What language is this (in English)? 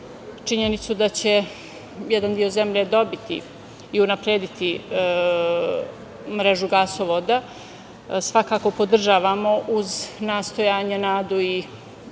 Serbian